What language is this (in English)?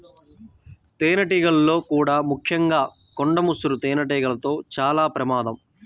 Telugu